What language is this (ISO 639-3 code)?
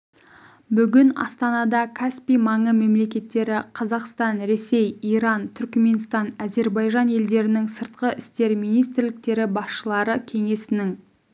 kaz